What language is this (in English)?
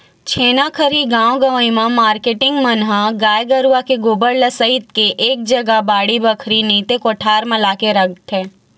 Chhattisgarhi